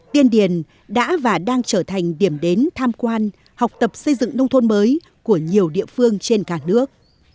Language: Vietnamese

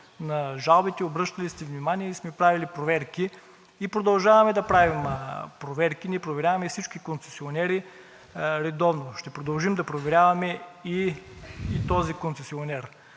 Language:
Bulgarian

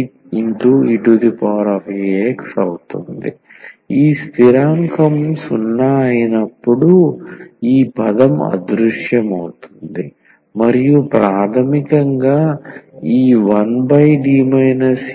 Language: Telugu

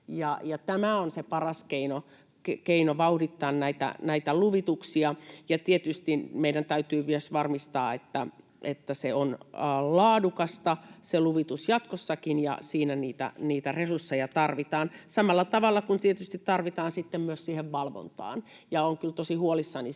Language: Finnish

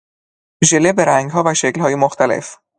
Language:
Persian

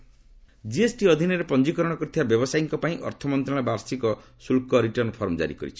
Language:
Odia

